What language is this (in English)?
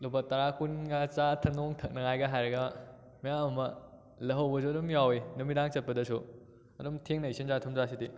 Manipuri